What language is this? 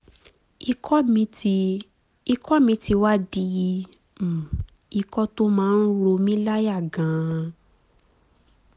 Yoruba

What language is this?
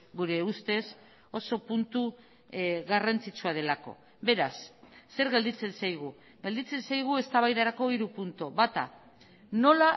Basque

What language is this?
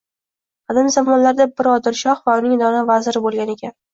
Uzbek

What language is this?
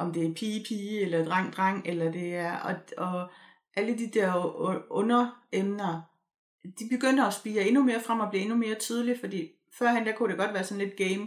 Danish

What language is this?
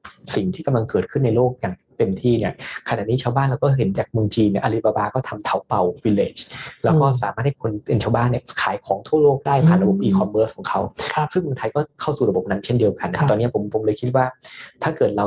Thai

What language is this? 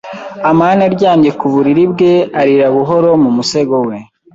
Kinyarwanda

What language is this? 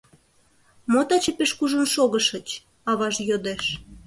Mari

